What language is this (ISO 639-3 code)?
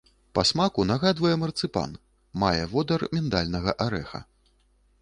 bel